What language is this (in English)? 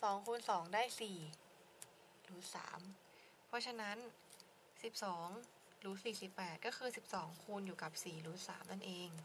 Thai